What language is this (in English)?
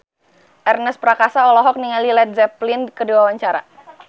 Sundanese